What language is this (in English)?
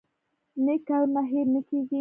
Pashto